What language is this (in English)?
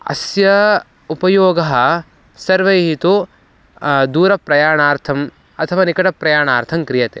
Sanskrit